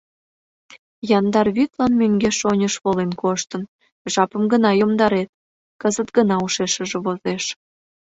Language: Mari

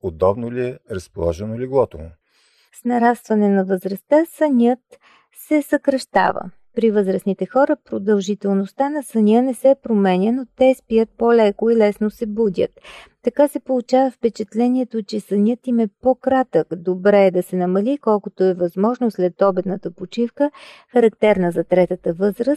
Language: Bulgarian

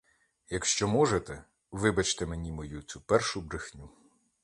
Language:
Ukrainian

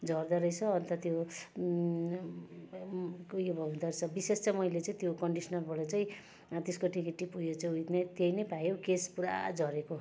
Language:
Nepali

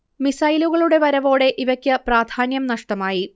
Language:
Malayalam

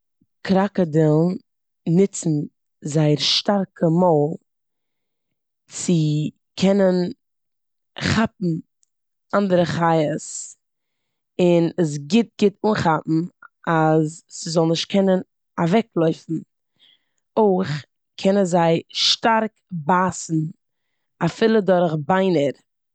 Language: Yiddish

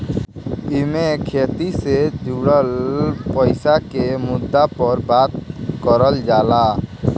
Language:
Bhojpuri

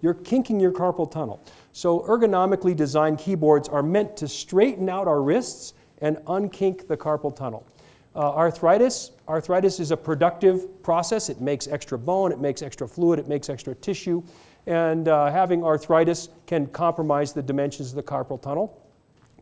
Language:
English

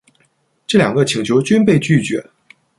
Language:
Chinese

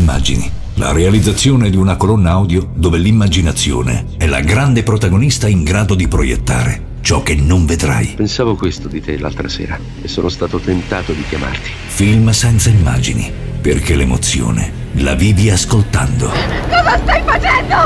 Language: Italian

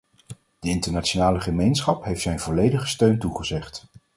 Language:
Dutch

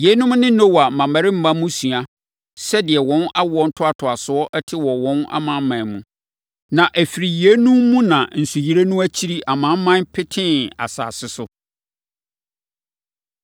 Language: Akan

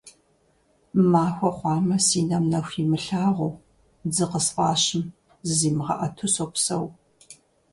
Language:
Kabardian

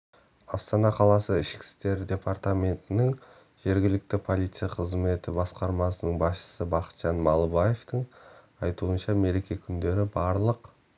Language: Kazakh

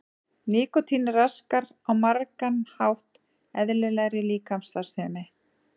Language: Icelandic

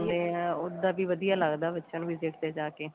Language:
Punjabi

